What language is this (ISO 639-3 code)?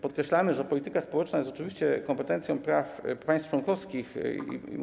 pol